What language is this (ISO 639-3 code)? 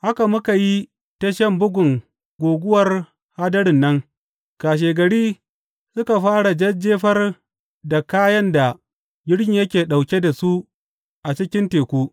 hau